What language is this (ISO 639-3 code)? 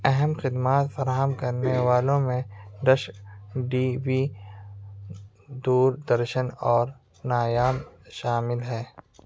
urd